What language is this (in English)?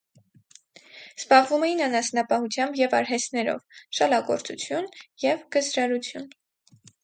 Armenian